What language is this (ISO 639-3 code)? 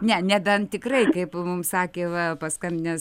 lit